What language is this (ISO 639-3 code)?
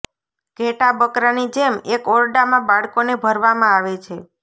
guj